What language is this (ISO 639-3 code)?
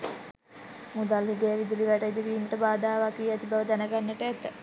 sin